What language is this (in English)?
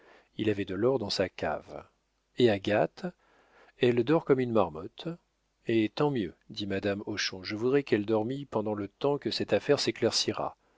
French